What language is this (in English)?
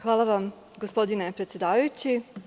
Serbian